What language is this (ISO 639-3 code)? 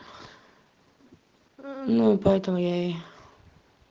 rus